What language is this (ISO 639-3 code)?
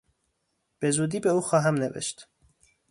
fas